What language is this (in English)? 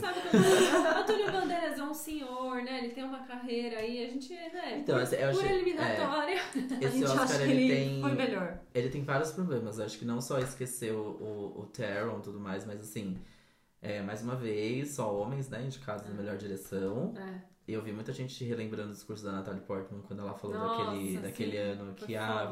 Portuguese